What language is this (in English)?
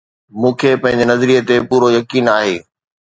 Sindhi